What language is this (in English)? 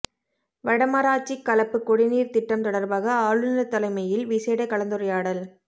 Tamil